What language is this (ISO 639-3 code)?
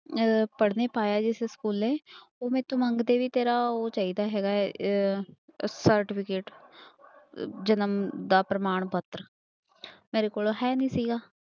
pan